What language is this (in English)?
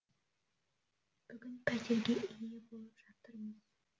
Kazakh